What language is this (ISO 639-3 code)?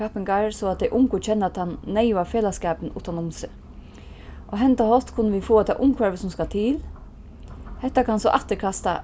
fao